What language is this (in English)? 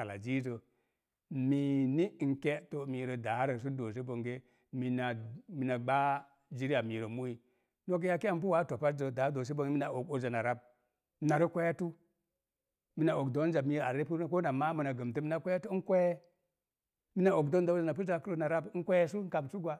Mom Jango